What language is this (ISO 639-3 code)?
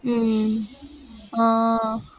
tam